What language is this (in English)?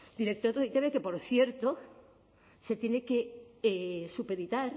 Spanish